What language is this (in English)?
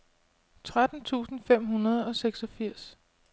Danish